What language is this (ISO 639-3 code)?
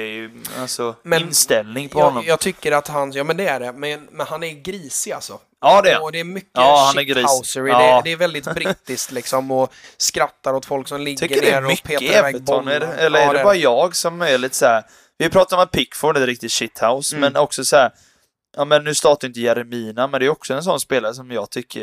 swe